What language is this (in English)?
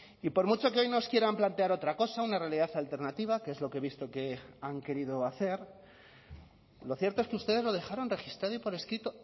Spanish